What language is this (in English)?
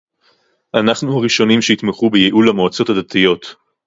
Hebrew